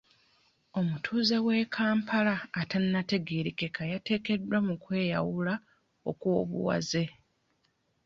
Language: Ganda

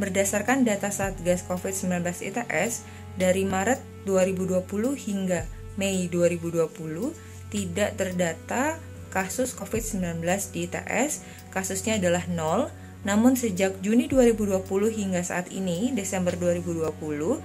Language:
Indonesian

